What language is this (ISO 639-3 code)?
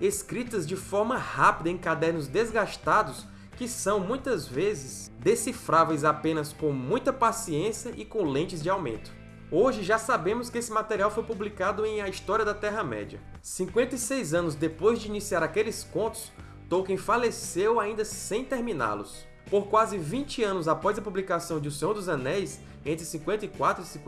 por